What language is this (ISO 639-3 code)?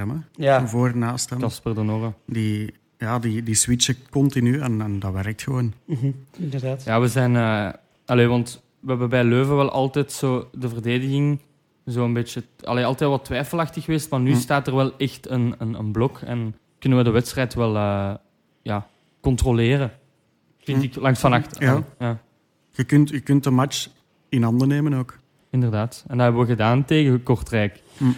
nld